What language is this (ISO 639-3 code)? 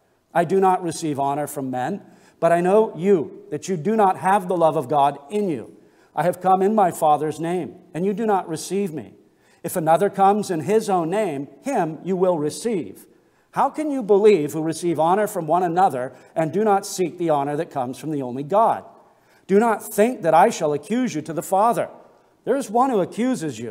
eng